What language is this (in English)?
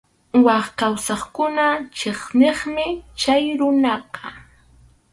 Arequipa-La Unión Quechua